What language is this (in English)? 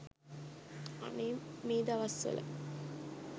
Sinhala